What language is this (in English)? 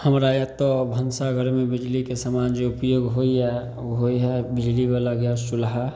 Maithili